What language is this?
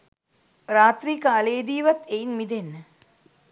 Sinhala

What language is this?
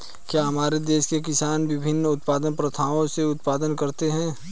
Hindi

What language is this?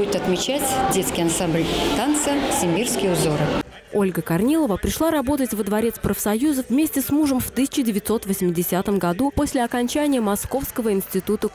Russian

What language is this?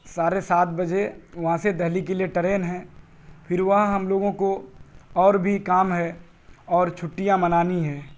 Urdu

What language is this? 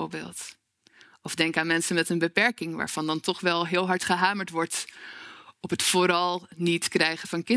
Dutch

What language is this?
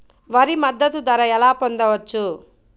Telugu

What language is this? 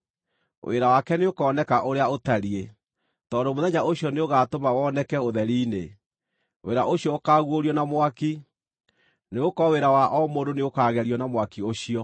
Kikuyu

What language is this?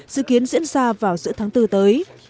Vietnamese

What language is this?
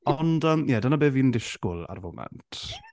Welsh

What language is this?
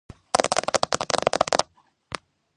Georgian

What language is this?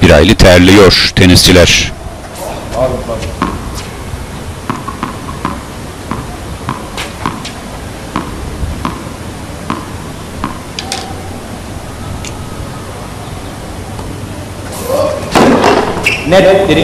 Turkish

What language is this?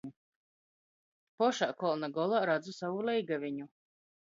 Latgalian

